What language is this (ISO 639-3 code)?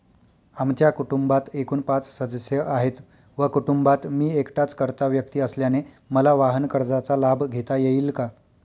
mar